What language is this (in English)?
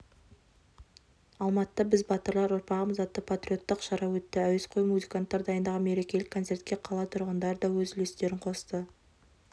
Kazakh